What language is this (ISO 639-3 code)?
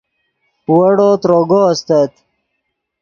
ydg